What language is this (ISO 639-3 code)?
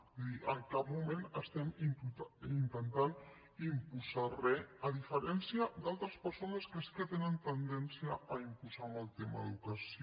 cat